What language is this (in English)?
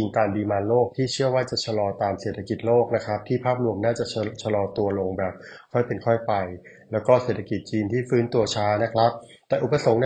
Thai